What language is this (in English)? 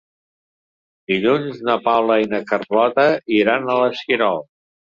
Catalan